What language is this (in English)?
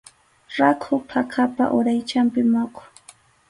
Arequipa-La Unión Quechua